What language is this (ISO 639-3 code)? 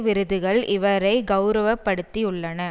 tam